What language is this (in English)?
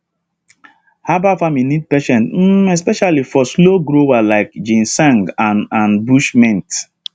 Nigerian Pidgin